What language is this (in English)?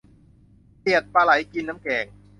Thai